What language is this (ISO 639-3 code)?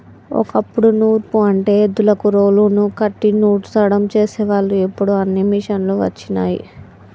tel